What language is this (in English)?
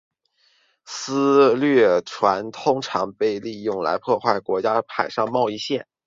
Chinese